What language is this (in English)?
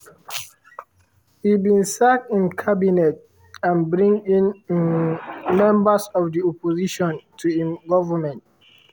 Nigerian Pidgin